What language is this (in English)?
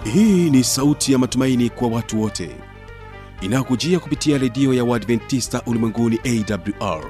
Swahili